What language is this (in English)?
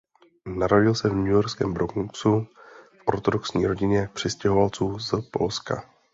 Czech